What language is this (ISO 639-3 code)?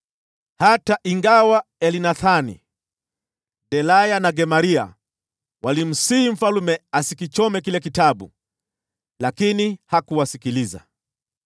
swa